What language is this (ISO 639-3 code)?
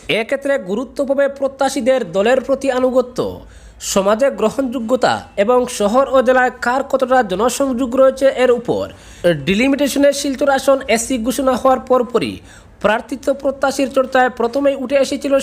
ron